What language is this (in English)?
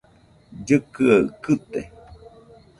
Nüpode Huitoto